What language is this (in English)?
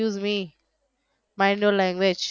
Gujarati